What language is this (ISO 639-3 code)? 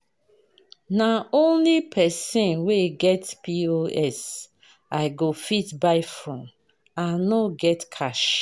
pcm